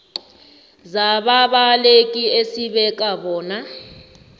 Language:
South Ndebele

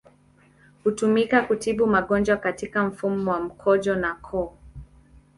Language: Swahili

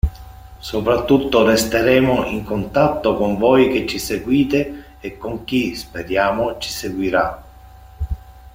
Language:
Italian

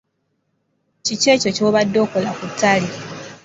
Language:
Ganda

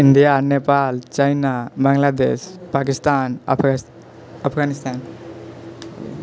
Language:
Maithili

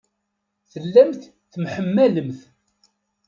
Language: Kabyle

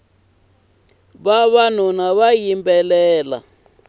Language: Tsonga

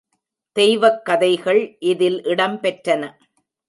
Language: Tamil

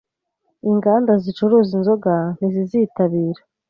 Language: Kinyarwanda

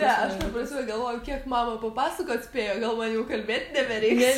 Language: Lithuanian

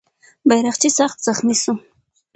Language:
Pashto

